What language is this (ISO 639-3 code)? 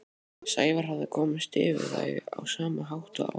isl